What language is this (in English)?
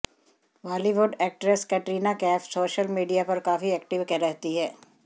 Hindi